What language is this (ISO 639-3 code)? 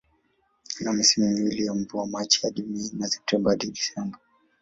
swa